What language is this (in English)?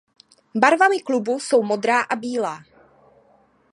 Czech